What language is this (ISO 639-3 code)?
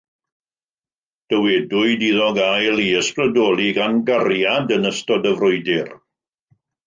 cym